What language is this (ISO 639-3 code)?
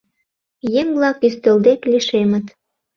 chm